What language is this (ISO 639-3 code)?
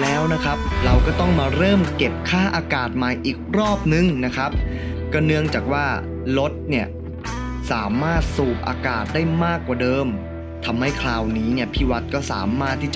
tha